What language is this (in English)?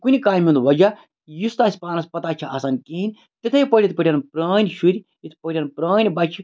Kashmiri